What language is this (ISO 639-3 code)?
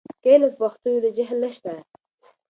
pus